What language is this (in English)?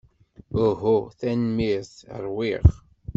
Kabyle